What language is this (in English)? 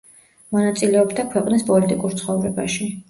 Georgian